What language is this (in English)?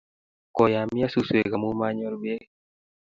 Kalenjin